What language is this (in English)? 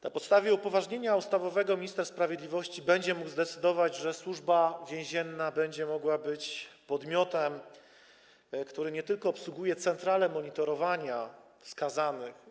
Polish